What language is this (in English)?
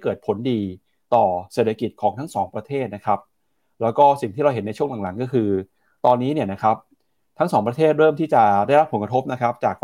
Thai